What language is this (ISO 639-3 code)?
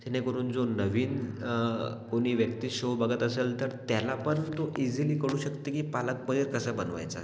mar